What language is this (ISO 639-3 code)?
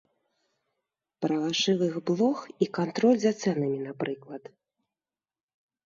bel